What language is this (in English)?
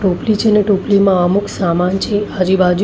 Gujarati